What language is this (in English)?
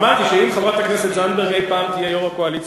Hebrew